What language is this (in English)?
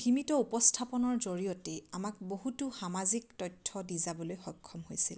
Assamese